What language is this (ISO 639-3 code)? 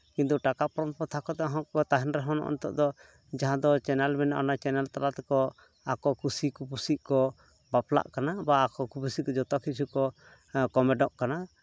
sat